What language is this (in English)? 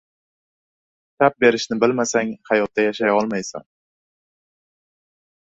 Uzbek